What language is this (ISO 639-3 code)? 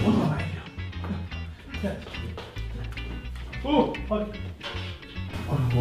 kor